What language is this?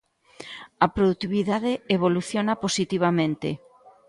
Galician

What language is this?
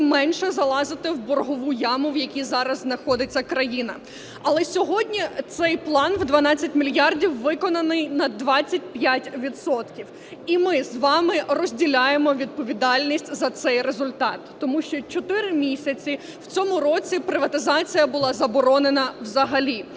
Ukrainian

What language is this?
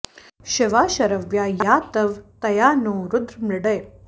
Sanskrit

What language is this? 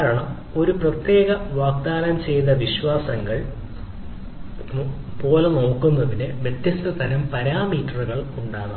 Malayalam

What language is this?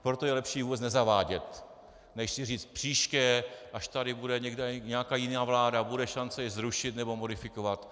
Czech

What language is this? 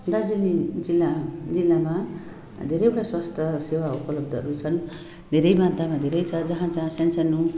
Nepali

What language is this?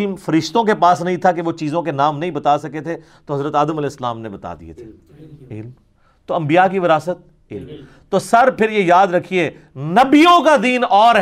Urdu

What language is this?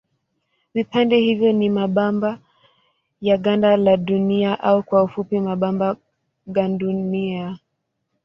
Swahili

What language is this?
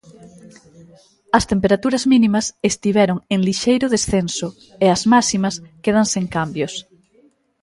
Galician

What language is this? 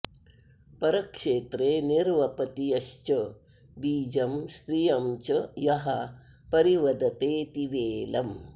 Sanskrit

